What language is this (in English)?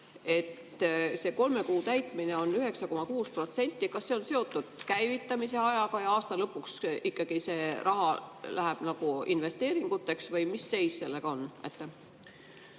Estonian